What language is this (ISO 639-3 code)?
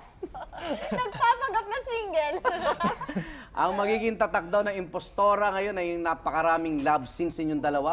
fil